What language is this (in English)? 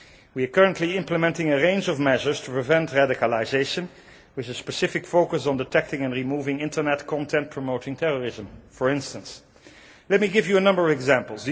English